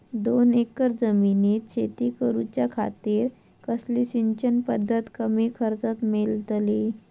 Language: Marathi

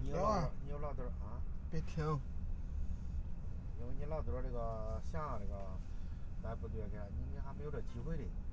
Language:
Chinese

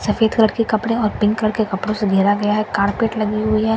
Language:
Hindi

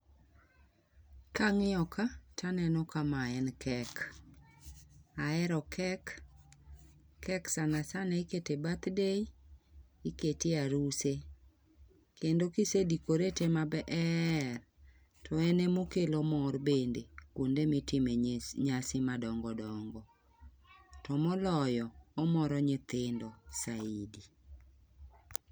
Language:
Luo (Kenya and Tanzania)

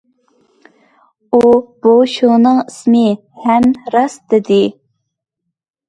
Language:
Uyghur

